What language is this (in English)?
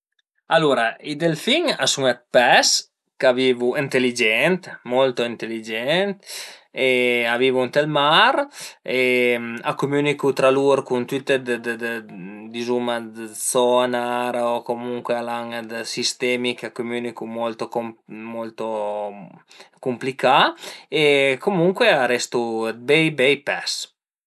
Piedmontese